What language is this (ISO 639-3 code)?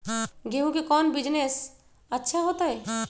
mag